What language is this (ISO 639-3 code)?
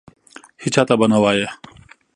pus